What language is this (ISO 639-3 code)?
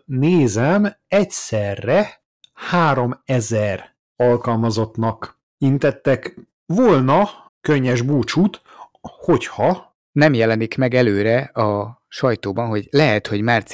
hun